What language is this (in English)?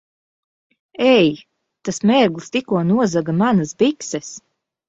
Latvian